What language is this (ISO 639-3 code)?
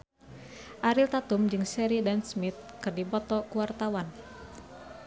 sun